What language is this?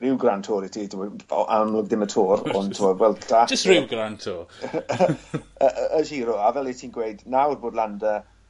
Welsh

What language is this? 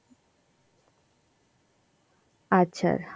Bangla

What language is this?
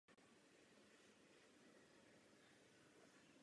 Czech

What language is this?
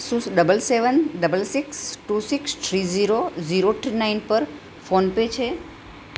Gujarati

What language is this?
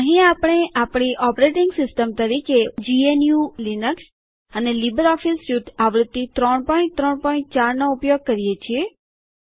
Gujarati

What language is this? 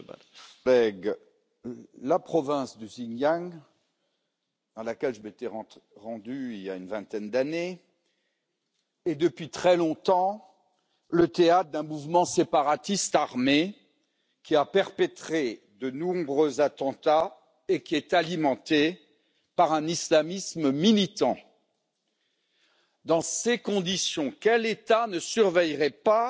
French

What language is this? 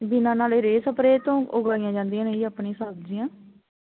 Punjabi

